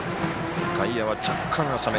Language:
Japanese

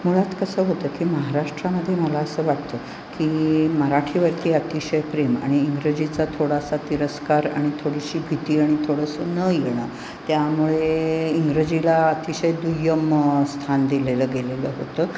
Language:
Marathi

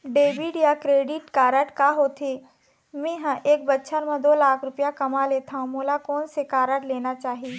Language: Chhattisgarhi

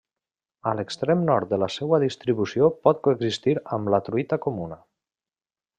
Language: Catalan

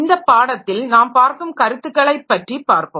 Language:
Tamil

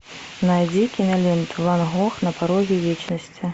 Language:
Russian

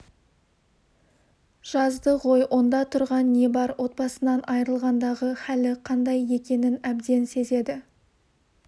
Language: Kazakh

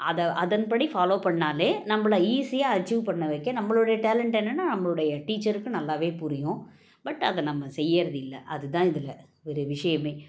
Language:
Tamil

